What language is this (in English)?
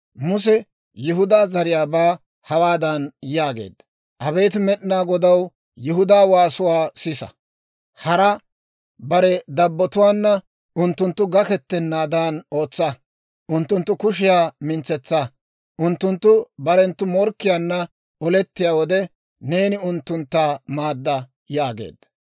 Dawro